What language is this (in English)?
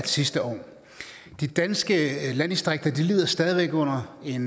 Danish